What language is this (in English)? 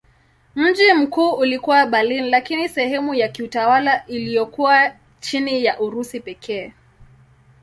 Swahili